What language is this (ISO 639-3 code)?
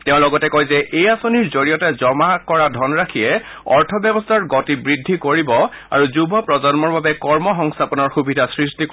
asm